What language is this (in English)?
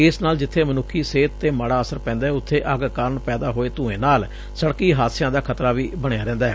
Punjabi